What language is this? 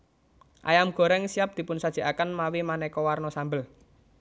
Javanese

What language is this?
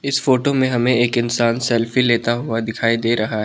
Hindi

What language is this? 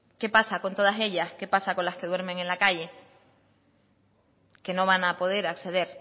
Spanish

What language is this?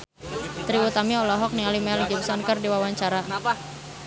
Sundanese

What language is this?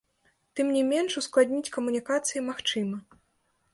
Belarusian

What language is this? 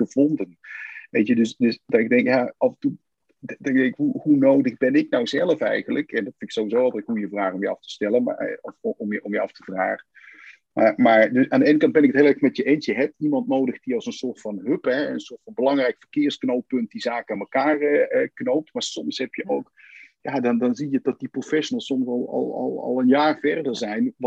Dutch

